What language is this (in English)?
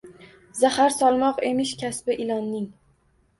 Uzbek